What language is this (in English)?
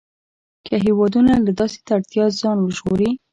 Pashto